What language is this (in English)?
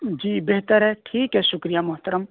Urdu